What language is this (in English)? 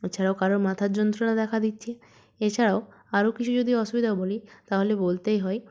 Bangla